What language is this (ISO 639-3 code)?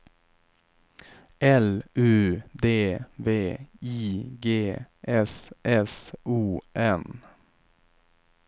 swe